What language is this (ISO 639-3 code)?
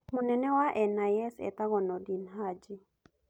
kik